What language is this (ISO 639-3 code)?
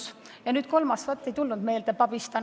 est